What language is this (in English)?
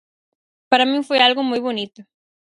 Galician